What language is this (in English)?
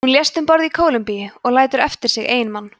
Icelandic